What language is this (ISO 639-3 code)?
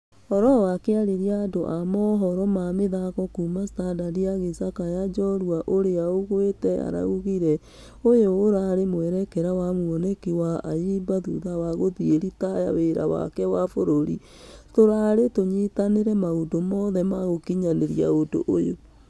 kik